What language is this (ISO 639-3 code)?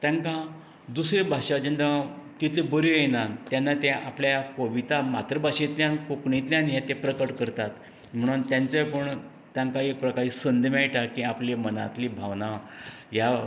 kok